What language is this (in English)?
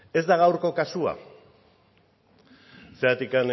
Basque